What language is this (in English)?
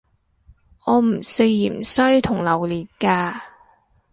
Cantonese